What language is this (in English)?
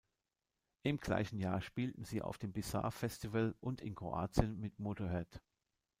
German